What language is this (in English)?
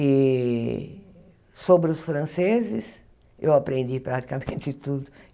Portuguese